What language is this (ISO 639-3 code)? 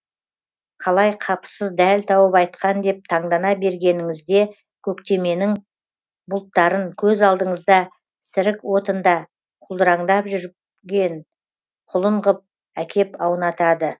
kaz